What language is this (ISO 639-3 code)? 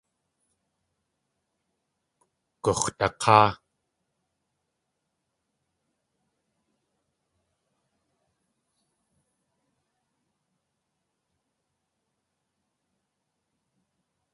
tli